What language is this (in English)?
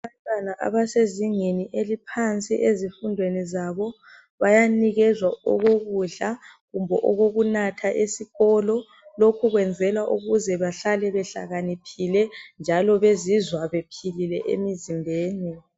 North Ndebele